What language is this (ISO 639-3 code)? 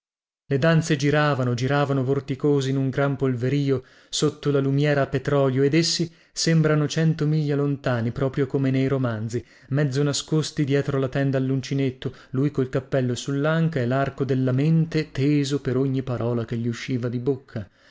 ita